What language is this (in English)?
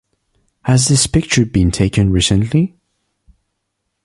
English